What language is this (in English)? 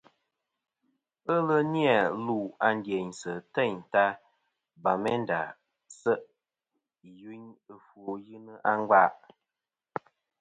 Kom